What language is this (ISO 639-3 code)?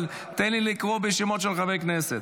heb